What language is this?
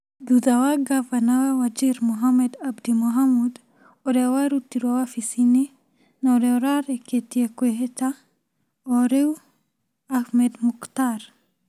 Kikuyu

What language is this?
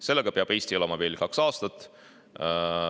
Estonian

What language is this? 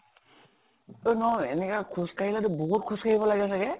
Assamese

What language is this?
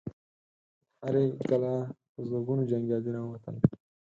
Pashto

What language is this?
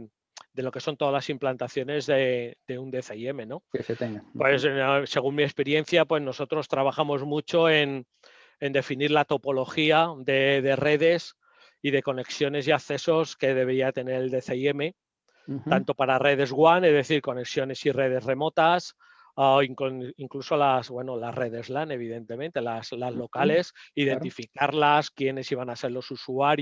Spanish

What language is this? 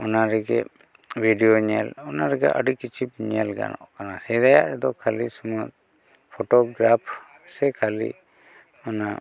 Santali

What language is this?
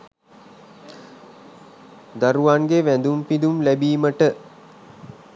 Sinhala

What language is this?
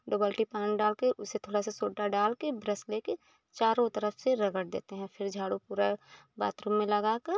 Hindi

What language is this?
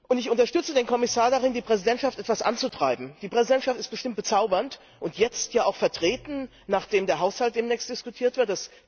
German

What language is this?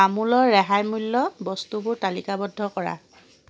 Assamese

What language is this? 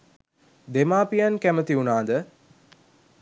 Sinhala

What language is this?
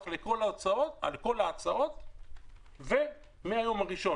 Hebrew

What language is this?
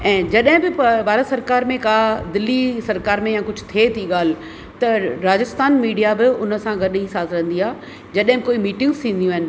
Sindhi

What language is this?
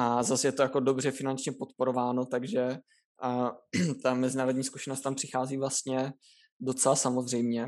Czech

